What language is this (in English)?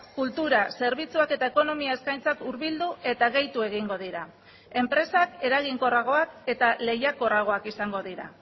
Basque